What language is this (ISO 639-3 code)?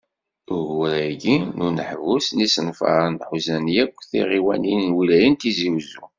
kab